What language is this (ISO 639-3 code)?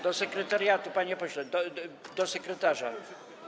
pol